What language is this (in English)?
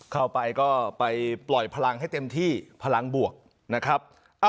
Thai